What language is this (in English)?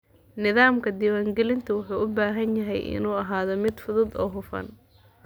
Somali